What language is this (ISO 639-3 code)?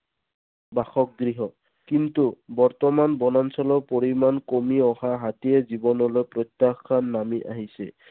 asm